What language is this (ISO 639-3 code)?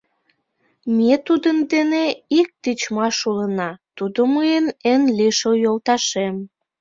chm